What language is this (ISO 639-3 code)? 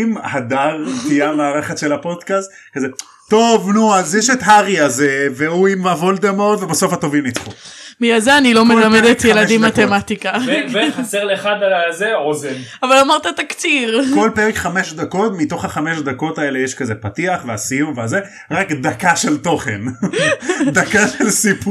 heb